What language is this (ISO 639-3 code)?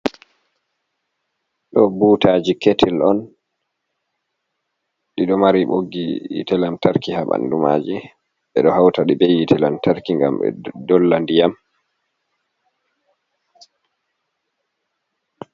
ful